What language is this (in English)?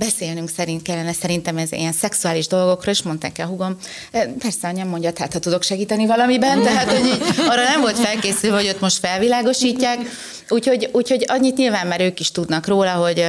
Hungarian